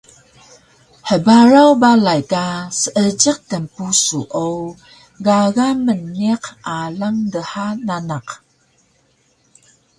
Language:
Taroko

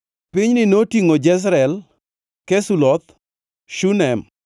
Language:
Luo (Kenya and Tanzania)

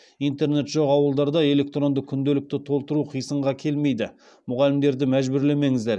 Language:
Kazakh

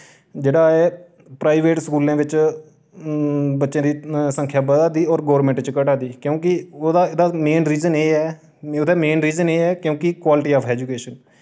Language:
Dogri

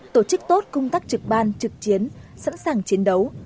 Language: Vietnamese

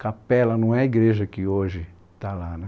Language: Portuguese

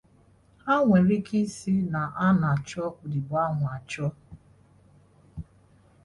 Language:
Igbo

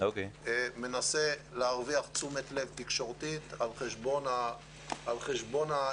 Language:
Hebrew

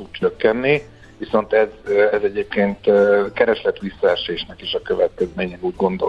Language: Hungarian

